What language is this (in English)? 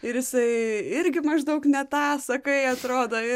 Lithuanian